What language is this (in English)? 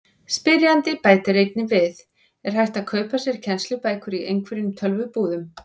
Icelandic